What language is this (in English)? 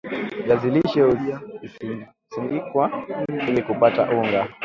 Swahili